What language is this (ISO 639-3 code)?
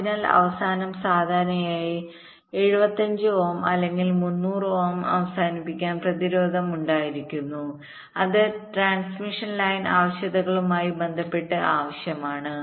mal